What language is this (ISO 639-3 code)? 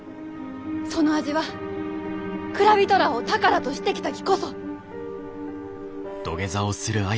jpn